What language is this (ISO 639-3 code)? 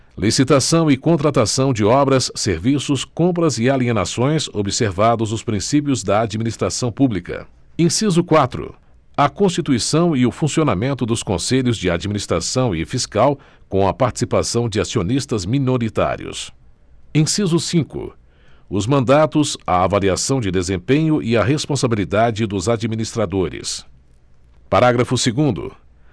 por